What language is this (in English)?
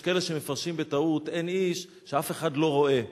Hebrew